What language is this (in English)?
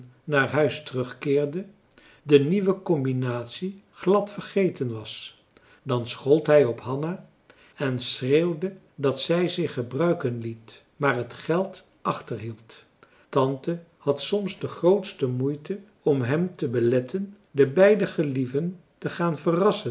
Dutch